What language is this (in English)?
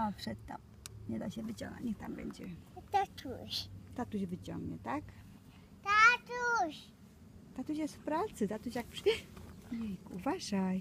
Polish